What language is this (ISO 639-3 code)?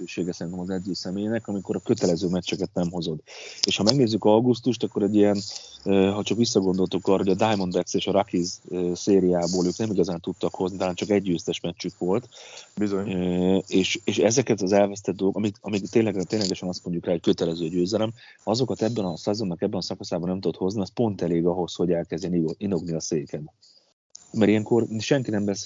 hun